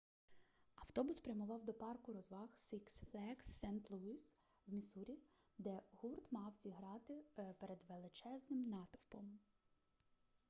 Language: Ukrainian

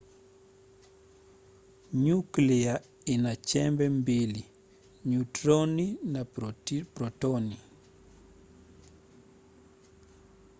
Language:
Swahili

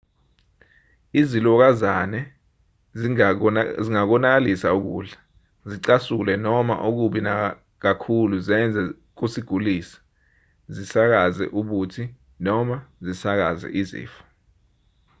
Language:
Zulu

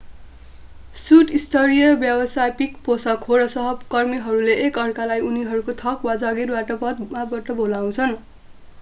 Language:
Nepali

